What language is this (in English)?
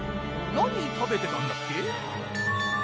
Japanese